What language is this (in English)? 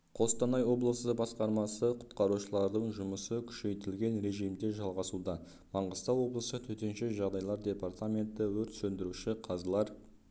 Kazakh